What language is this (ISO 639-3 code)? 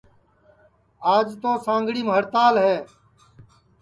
ssi